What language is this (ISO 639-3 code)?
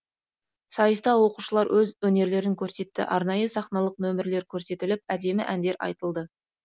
kaz